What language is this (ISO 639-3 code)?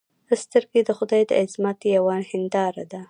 pus